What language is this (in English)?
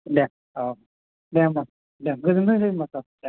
Bodo